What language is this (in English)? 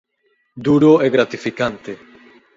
Galician